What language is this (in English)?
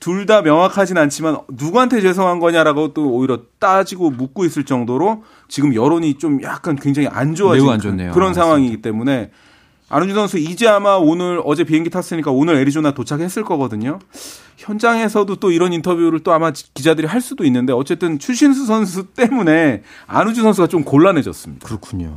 Korean